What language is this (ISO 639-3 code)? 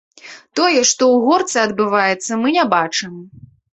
bel